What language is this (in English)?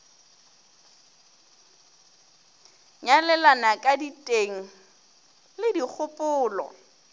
Northern Sotho